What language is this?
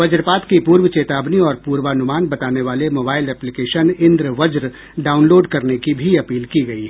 Hindi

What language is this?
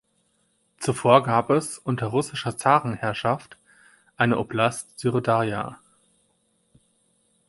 German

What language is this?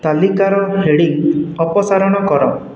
Odia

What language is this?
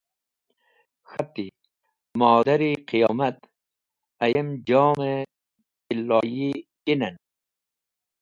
Wakhi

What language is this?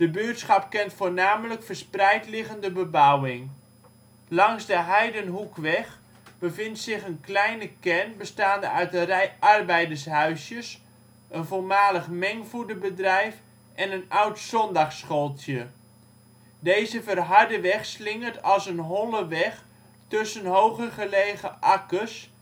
Dutch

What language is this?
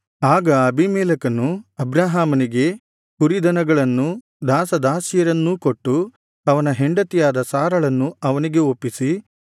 Kannada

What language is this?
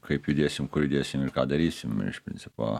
Lithuanian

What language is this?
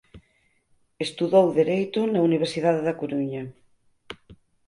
Galician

